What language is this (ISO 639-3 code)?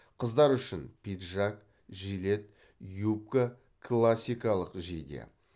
kaz